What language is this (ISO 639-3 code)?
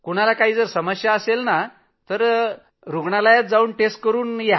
mar